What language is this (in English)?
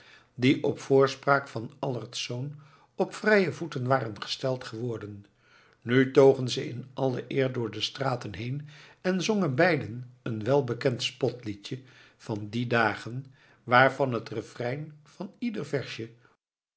Dutch